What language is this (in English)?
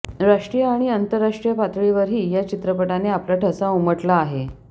Marathi